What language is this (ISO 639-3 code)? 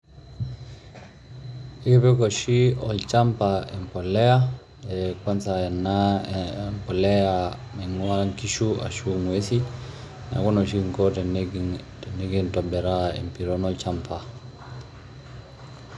mas